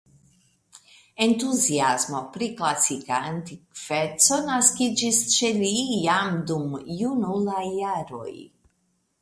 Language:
Esperanto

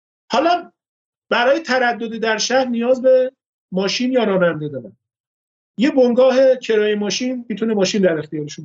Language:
Persian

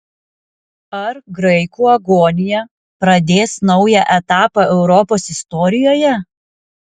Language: Lithuanian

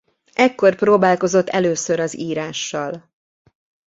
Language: Hungarian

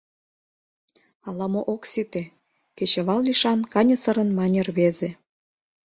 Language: Mari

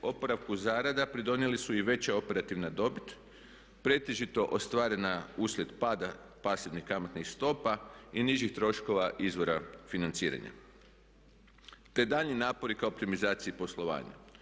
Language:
Croatian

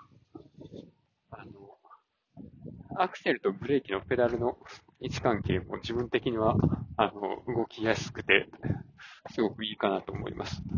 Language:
Japanese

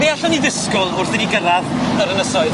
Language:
Welsh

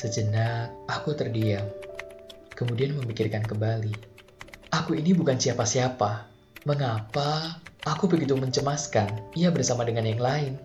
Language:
Indonesian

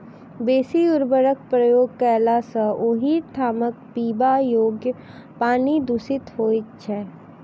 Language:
Maithili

